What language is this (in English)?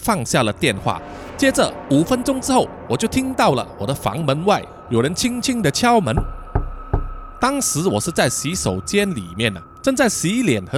Chinese